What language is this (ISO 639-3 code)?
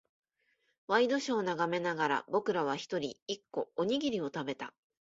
jpn